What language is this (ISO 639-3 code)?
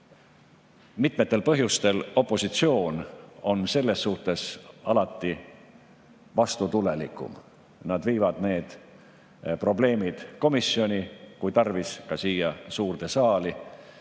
est